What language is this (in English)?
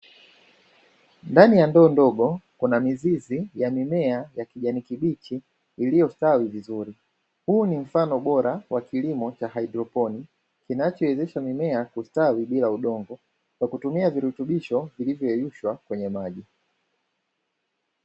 Swahili